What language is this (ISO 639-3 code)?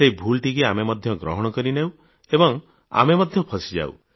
ori